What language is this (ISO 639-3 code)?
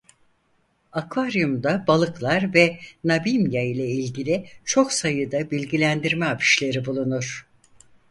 tur